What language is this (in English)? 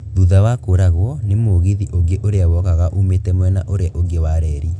Kikuyu